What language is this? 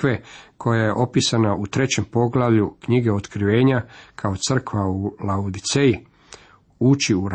Croatian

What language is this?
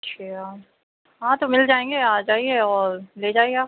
Urdu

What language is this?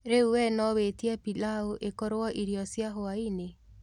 Kikuyu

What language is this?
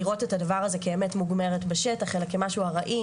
Hebrew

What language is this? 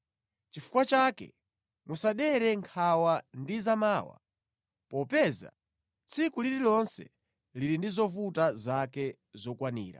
Nyanja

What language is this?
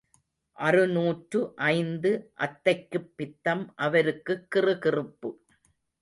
Tamil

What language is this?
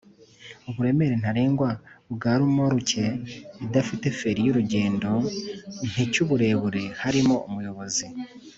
Kinyarwanda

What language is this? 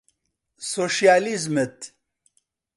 Central Kurdish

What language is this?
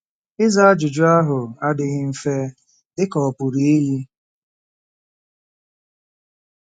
Igbo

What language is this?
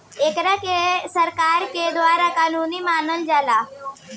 Bhojpuri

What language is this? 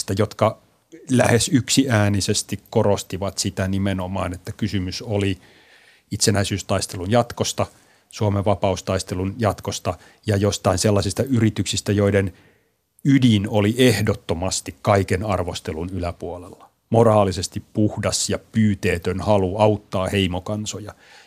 Finnish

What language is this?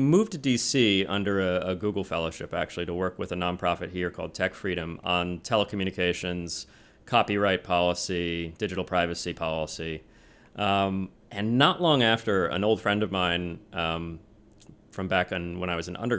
English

